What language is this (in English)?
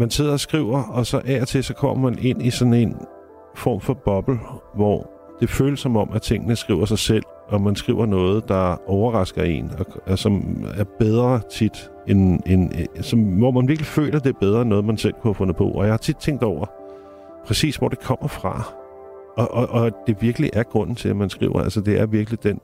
Danish